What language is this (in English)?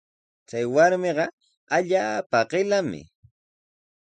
Sihuas Ancash Quechua